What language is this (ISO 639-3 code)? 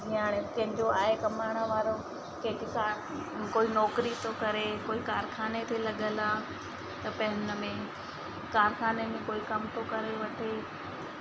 snd